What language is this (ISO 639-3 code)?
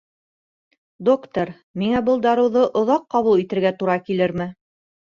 bak